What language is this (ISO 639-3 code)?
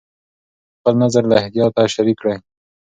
pus